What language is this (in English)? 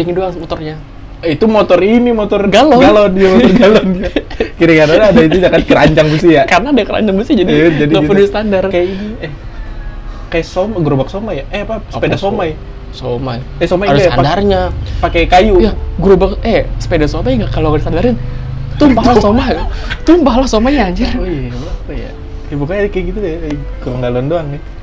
Indonesian